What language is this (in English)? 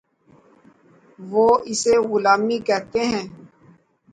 Urdu